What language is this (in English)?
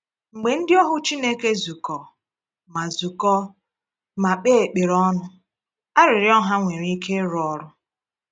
Igbo